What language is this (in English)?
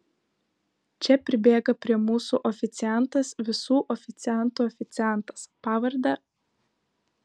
Lithuanian